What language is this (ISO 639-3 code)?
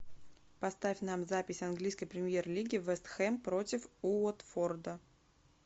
rus